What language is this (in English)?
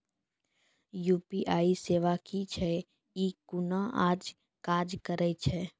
Maithili